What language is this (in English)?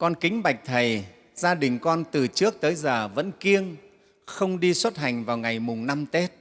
Vietnamese